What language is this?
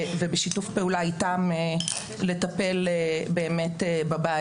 Hebrew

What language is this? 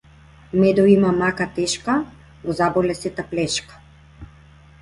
Macedonian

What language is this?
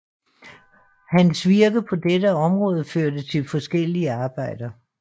Danish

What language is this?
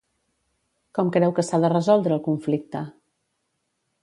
Catalan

